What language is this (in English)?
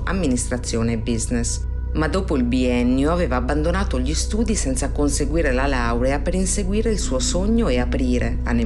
Italian